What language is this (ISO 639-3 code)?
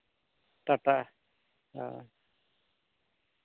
sat